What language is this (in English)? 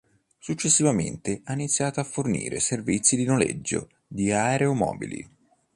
Italian